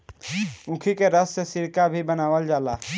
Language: Bhojpuri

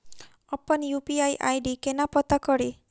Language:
Maithili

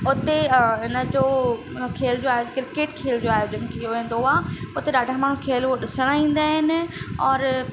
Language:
Sindhi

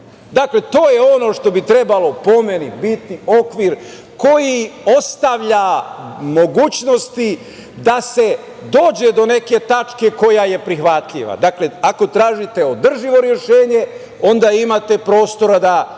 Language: Serbian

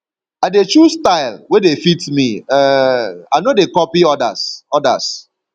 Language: Nigerian Pidgin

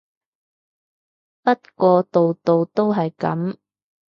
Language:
Cantonese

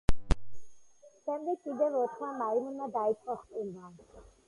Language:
Georgian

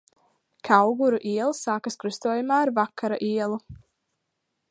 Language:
Latvian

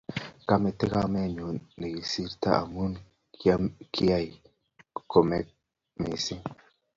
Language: Kalenjin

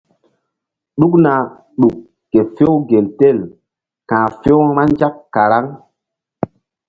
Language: Mbum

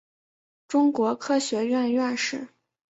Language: Chinese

